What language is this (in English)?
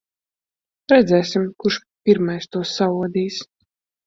Latvian